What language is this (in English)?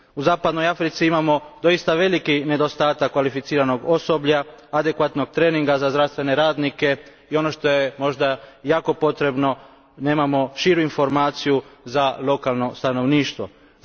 Croatian